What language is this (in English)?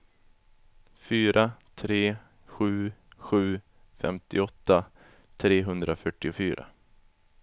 Swedish